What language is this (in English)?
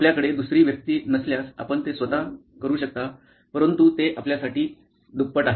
Marathi